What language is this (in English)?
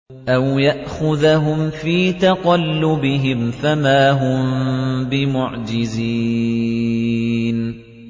Arabic